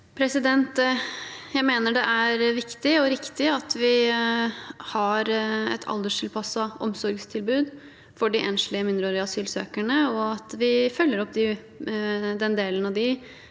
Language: Norwegian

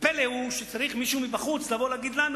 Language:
Hebrew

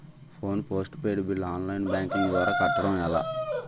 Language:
Telugu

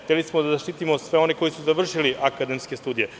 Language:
Serbian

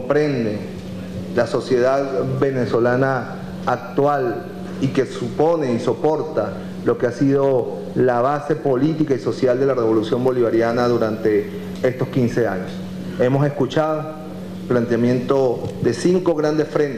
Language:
Spanish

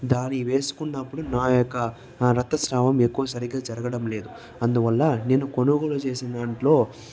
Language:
Telugu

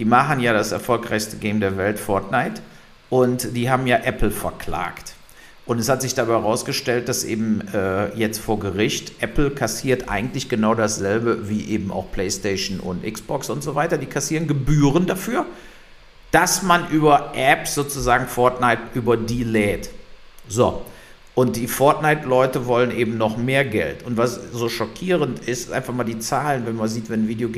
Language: German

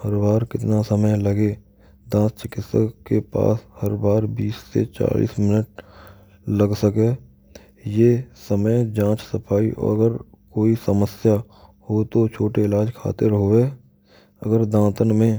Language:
Braj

